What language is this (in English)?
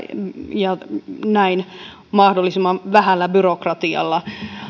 Finnish